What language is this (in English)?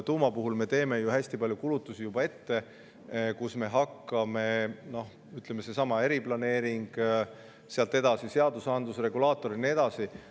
Estonian